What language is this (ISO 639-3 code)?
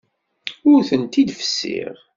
kab